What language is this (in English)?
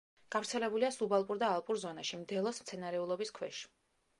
Georgian